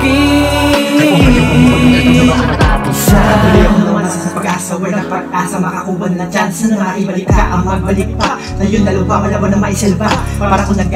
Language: Thai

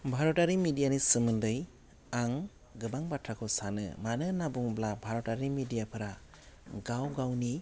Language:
Bodo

